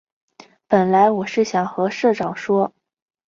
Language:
Chinese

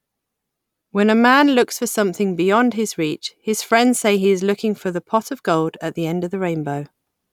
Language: English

